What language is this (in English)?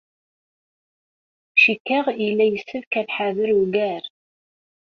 Kabyle